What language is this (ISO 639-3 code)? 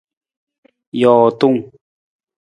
nmz